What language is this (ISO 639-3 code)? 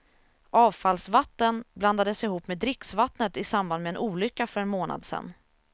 swe